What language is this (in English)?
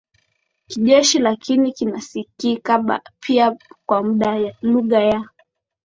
Swahili